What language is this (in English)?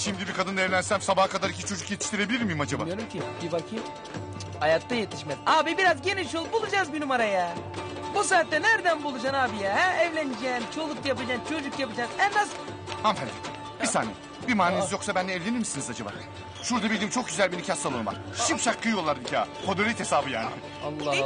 Turkish